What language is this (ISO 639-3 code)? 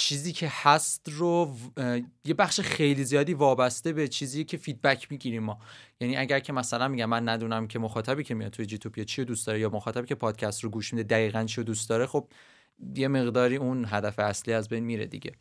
fas